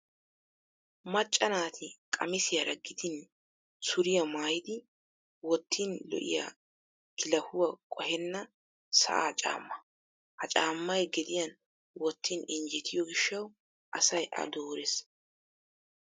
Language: Wolaytta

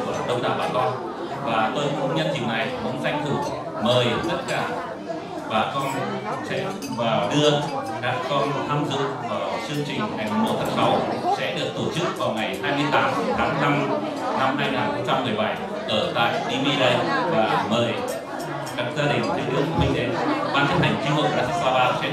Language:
Vietnamese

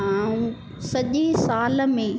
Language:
Sindhi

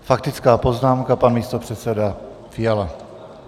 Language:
Czech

